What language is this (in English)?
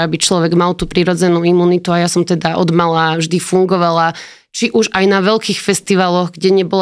Slovak